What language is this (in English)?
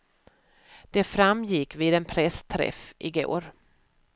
Swedish